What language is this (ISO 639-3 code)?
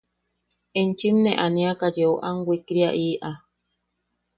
yaq